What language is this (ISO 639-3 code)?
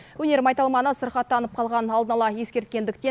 kaz